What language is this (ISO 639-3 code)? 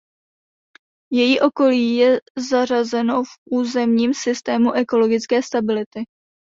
ces